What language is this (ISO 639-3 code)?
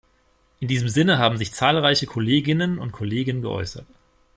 deu